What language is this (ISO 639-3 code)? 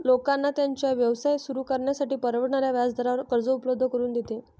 mar